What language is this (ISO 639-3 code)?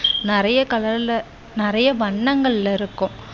tam